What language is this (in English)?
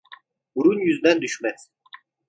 Turkish